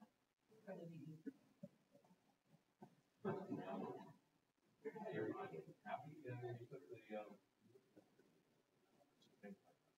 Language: English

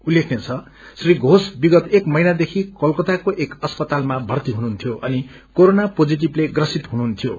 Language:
Nepali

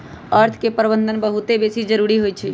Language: Magahi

